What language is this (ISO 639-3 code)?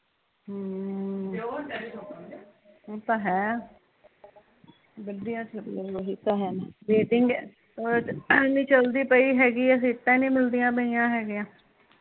pan